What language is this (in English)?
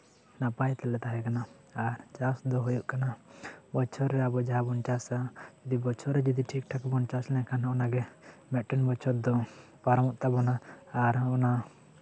Santali